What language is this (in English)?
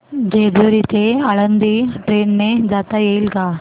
Marathi